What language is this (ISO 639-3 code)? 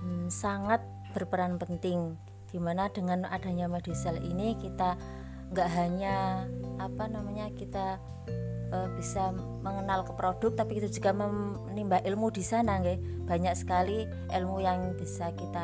ind